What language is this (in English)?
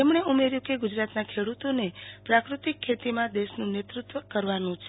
Gujarati